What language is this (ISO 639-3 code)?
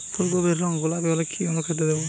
ben